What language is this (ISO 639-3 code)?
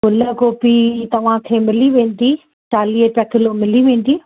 snd